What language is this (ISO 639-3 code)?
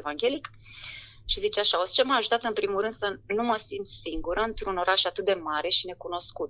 ron